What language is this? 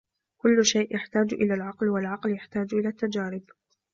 Arabic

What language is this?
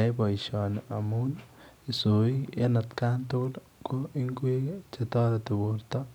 Kalenjin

